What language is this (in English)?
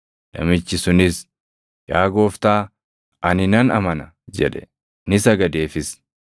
Oromo